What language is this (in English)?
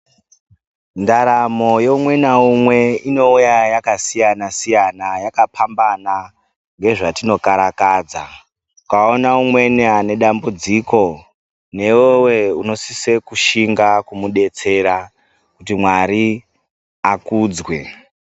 Ndau